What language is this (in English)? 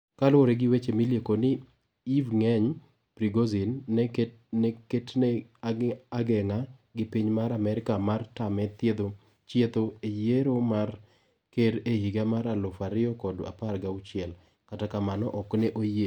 Luo (Kenya and Tanzania)